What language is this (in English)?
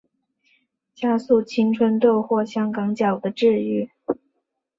Chinese